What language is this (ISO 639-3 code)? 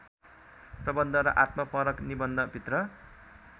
nep